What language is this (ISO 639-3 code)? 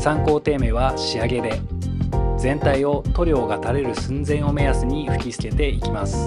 jpn